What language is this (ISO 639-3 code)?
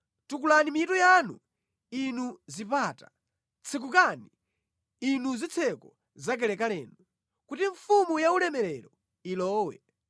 nya